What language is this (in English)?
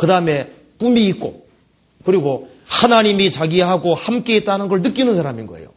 Korean